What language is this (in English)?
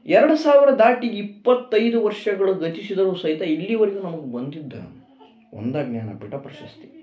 Kannada